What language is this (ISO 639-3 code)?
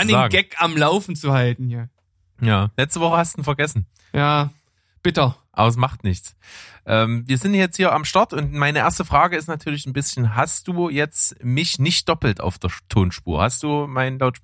deu